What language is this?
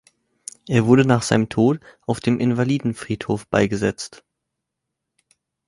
German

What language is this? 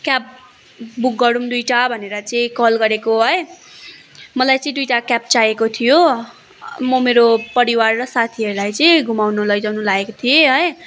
Nepali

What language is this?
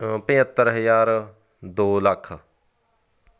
Punjabi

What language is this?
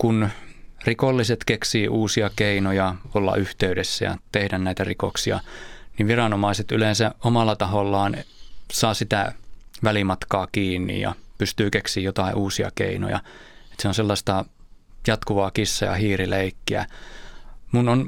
Finnish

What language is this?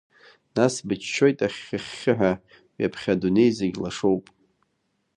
Abkhazian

